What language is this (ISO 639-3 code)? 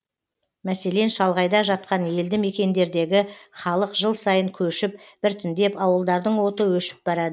kaz